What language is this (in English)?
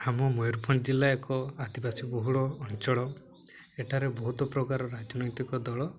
Odia